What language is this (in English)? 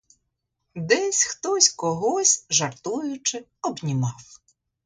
Ukrainian